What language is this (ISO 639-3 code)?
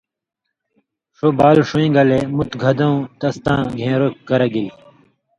mvy